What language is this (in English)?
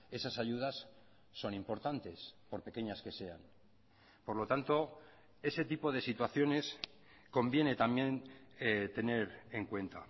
Spanish